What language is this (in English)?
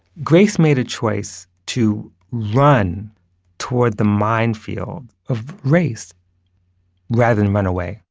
English